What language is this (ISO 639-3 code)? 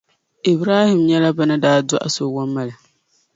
dag